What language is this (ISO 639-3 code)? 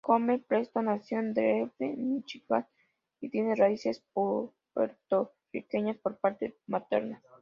spa